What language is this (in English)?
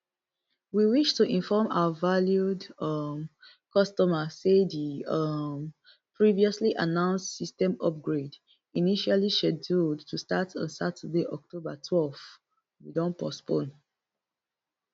Nigerian Pidgin